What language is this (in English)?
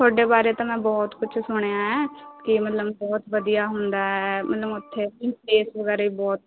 Punjabi